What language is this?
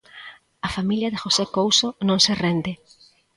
Galician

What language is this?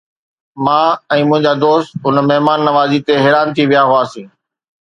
Sindhi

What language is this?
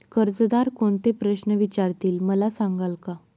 Marathi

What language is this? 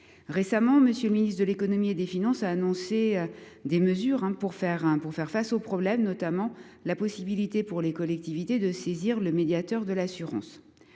French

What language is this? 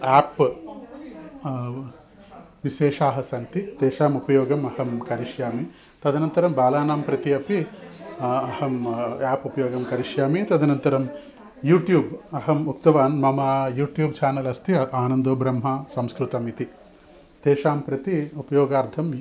Sanskrit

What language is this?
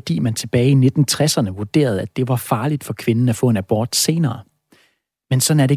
Danish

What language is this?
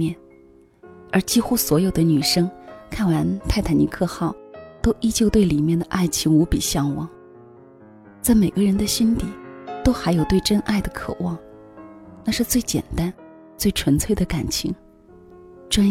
Chinese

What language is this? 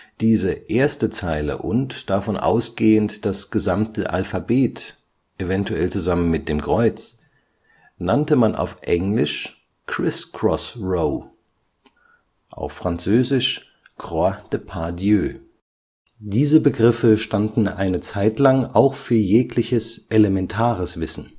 German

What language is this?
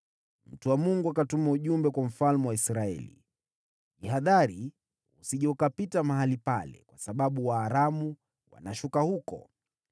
Swahili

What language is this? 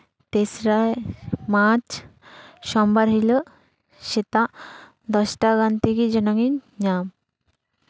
Santali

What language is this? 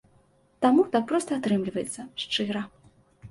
Belarusian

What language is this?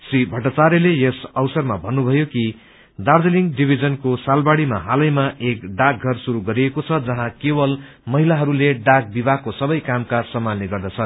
Nepali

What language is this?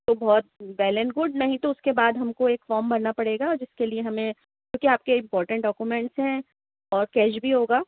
Urdu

